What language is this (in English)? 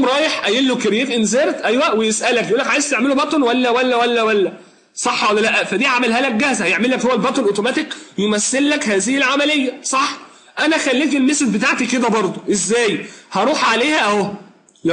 Arabic